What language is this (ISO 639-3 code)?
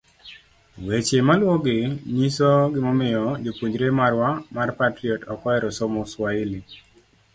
luo